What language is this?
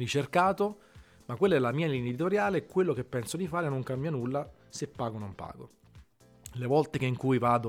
Italian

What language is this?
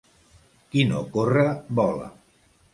Catalan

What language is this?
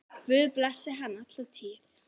Icelandic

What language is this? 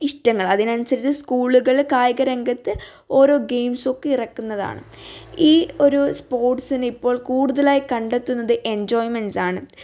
Malayalam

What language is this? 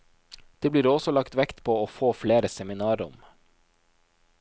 Norwegian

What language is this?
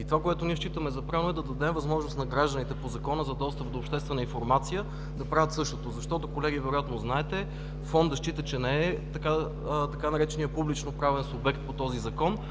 Bulgarian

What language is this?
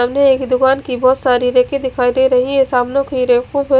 Hindi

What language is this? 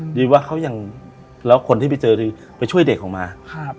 Thai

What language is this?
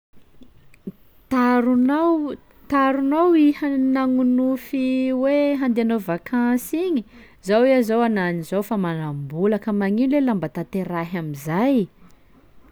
Sakalava Malagasy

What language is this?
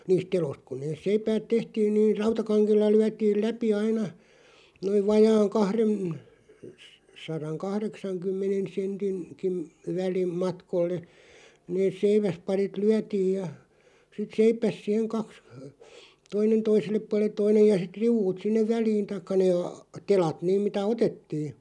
Finnish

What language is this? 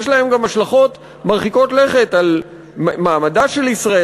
Hebrew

